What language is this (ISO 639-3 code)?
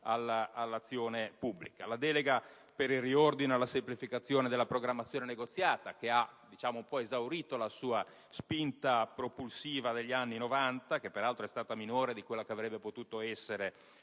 ita